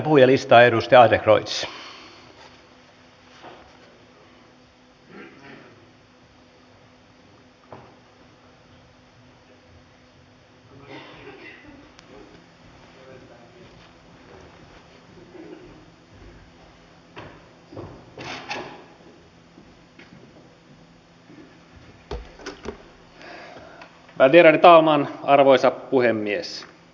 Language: Finnish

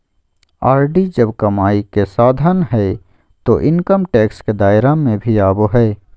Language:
Magahi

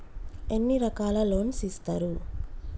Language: Telugu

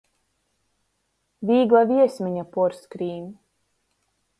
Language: Latgalian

